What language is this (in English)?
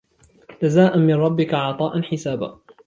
Arabic